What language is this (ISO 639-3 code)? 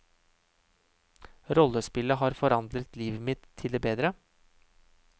nor